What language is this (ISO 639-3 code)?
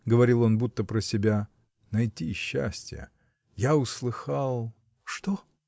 rus